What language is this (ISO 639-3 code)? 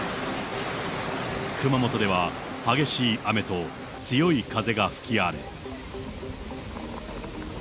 jpn